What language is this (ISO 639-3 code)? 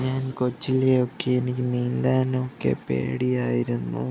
mal